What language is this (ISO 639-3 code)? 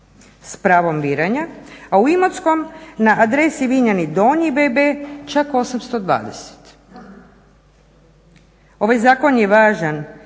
hrv